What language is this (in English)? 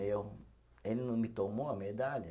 Portuguese